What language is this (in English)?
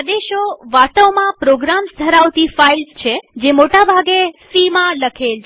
Gujarati